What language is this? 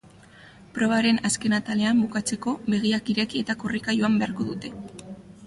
Basque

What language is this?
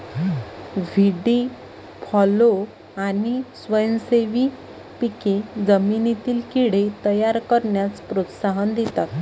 Marathi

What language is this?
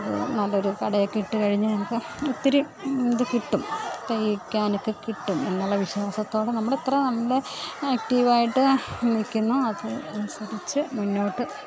Malayalam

